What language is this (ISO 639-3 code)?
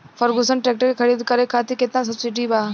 bho